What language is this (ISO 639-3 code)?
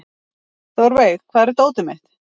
isl